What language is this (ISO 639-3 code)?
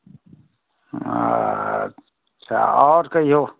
mai